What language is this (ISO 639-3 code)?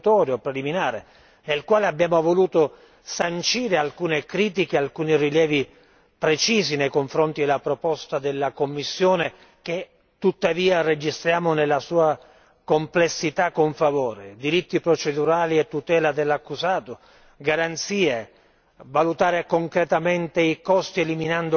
ita